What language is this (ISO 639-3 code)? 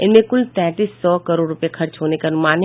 hin